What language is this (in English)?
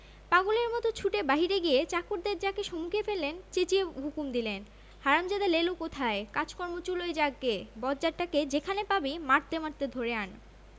Bangla